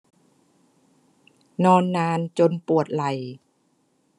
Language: Thai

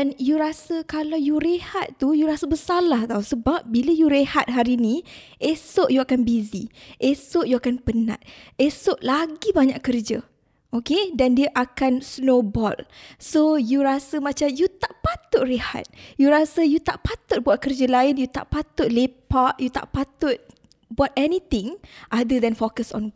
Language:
Malay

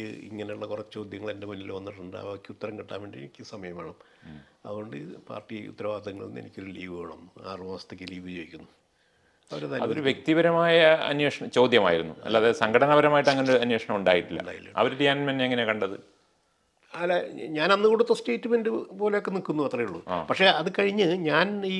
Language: Malayalam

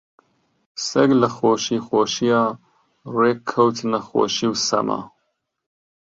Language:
Central Kurdish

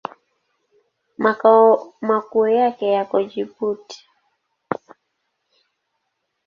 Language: Swahili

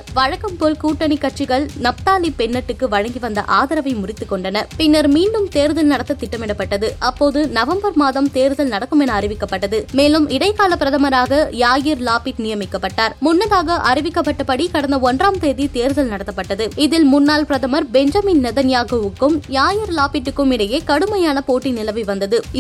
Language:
Tamil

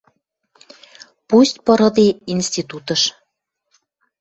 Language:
Western Mari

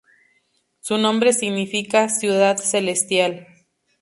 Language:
Spanish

